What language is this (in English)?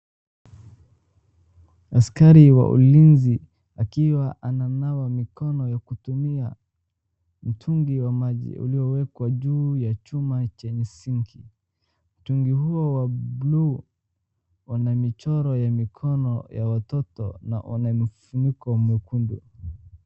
Swahili